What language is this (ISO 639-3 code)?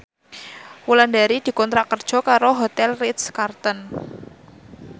jav